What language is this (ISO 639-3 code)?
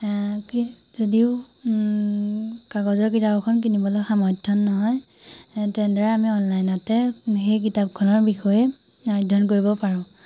asm